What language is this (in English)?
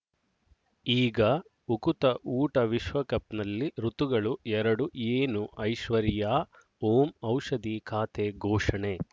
Kannada